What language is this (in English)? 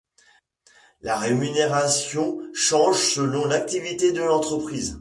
French